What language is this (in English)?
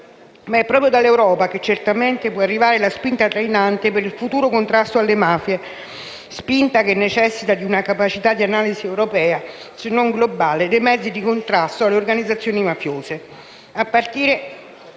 Italian